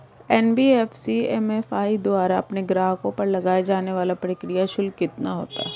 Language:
Hindi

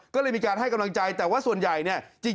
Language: Thai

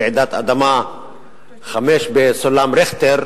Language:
Hebrew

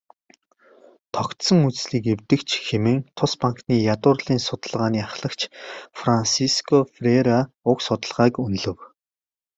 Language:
Mongolian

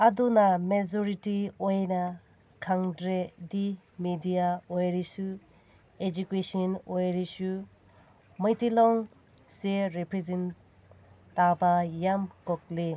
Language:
Manipuri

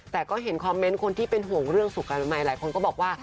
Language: Thai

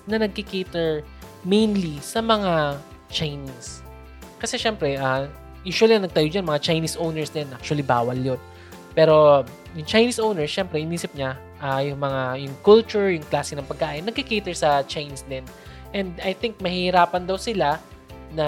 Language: Filipino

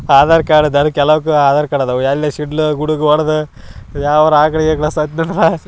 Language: Kannada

